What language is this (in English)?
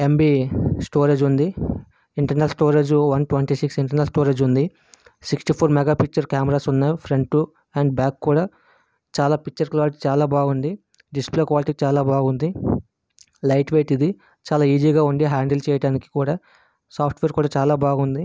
Telugu